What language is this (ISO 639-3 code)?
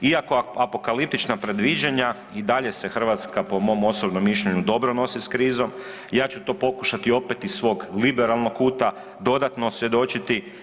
hrv